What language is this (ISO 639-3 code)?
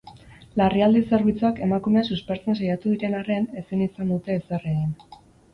eus